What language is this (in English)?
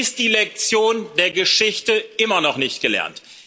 German